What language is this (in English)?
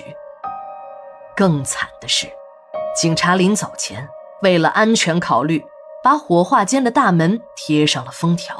Chinese